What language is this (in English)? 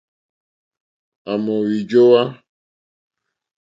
Mokpwe